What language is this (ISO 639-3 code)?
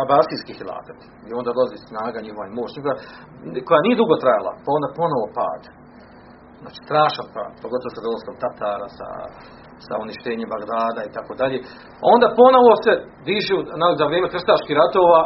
hrv